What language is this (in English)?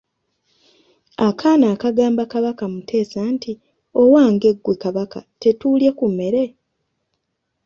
Ganda